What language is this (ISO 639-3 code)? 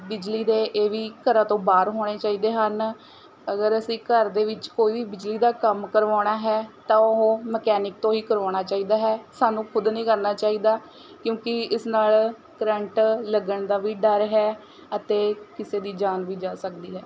pan